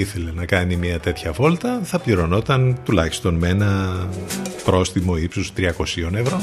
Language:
Greek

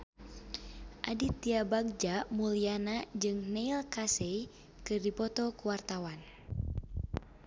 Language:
Sundanese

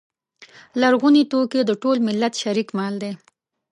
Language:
Pashto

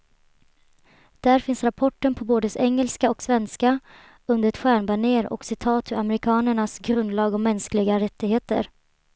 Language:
Swedish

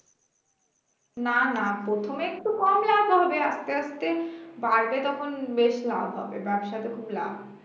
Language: Bangla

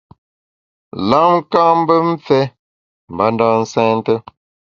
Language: Bamun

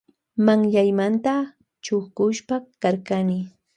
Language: Loja Highland Quichua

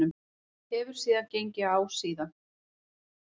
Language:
Icelandic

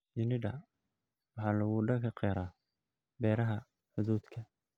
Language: Somali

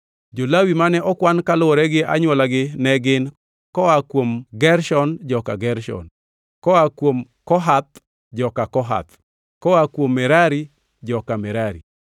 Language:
Luo (Kenya and Tanzania)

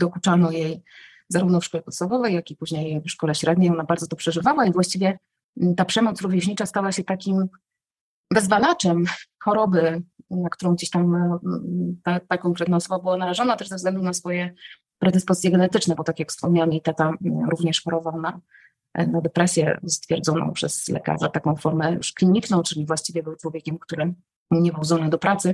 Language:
Polish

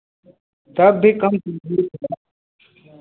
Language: Hindi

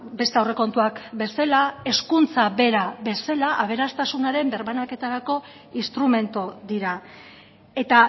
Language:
Basque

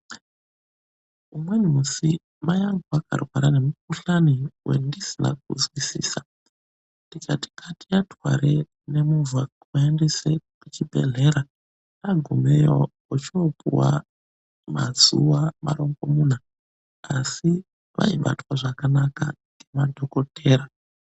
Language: Ndau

